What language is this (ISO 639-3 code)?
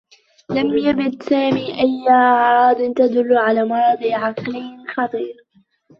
ara